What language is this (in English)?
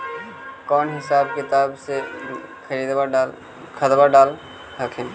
Magahi